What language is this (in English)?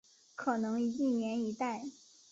Chinese